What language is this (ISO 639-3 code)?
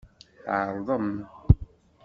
kab